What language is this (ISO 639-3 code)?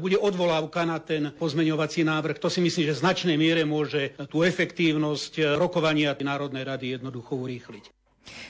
slk